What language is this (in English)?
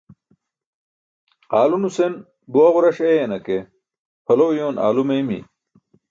Burushaski